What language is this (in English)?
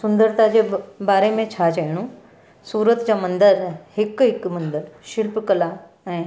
Sindhi